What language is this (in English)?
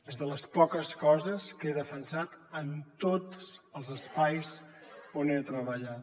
Catalan